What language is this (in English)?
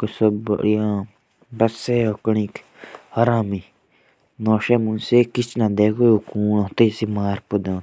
Jaunsari